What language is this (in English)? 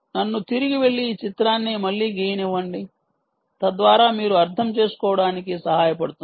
Telugu